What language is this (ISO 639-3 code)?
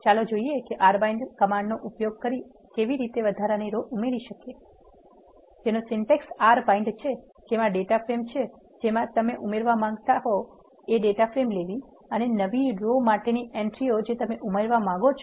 guj